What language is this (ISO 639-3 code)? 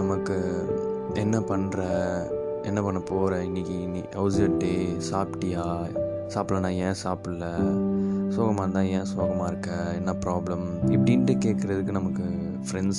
tam